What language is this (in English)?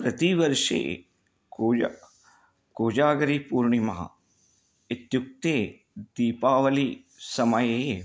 Sanskrit